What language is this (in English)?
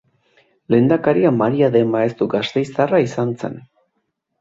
Basque